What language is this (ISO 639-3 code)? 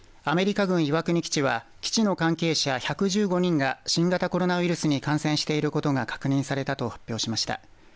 jpn